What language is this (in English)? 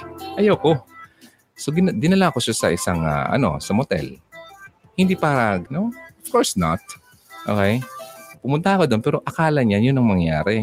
Filipino